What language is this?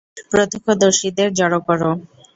Bangla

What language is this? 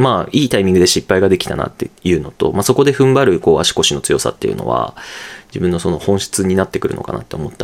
Japanese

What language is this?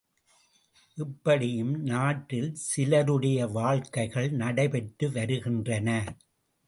Tamil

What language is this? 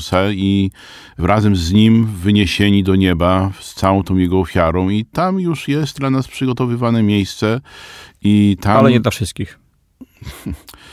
Polish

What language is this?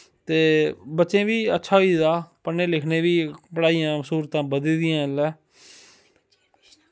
Dogri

